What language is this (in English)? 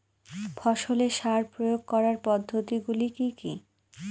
Bangla